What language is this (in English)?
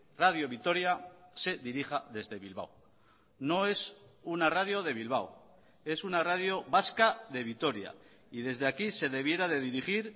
Spanish